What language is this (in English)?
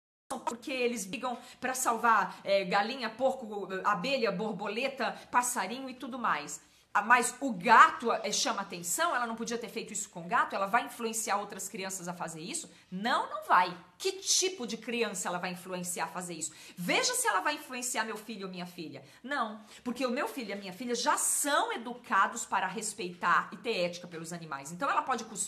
Portuguese